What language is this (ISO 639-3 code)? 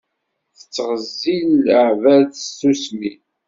kab